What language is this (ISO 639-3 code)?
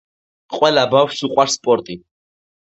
kat